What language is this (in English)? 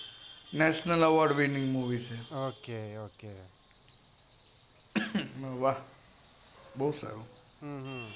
Gujarati